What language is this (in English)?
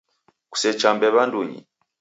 Taita